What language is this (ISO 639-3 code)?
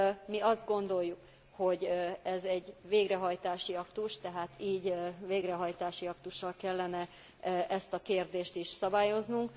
hun